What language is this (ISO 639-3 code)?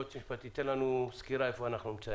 heb